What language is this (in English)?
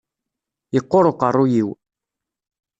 Kabyle